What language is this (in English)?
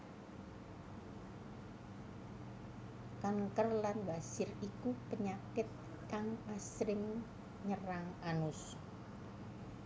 Javanese